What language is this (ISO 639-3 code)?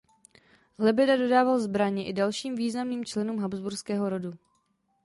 ces